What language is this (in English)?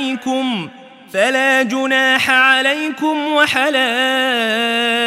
Arabic